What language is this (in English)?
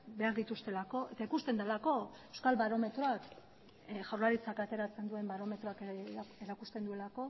Basque